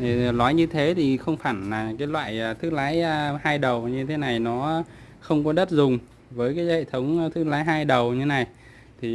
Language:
Vietnamese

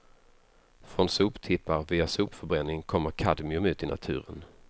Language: Swedish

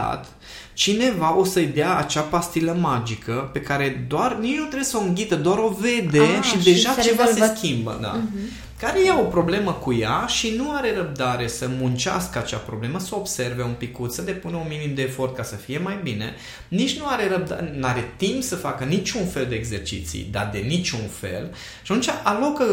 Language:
Romanian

